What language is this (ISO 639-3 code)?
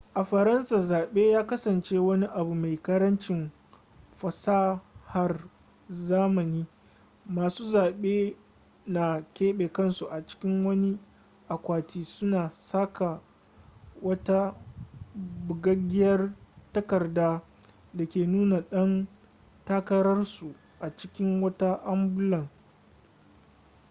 hau